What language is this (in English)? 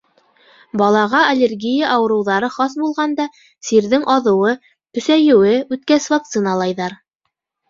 Bashkir